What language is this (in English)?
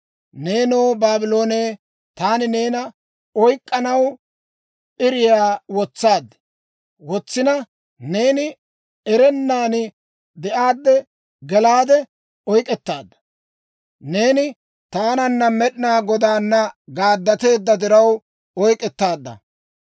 Dawro